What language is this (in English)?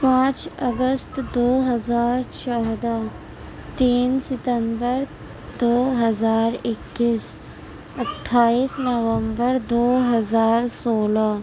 Urdu